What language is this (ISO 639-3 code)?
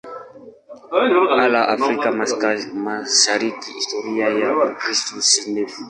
swa